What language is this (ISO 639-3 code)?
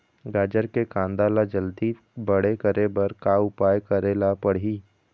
hne